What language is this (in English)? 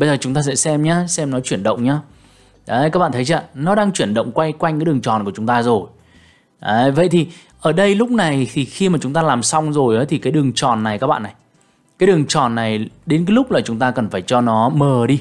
Vietnamese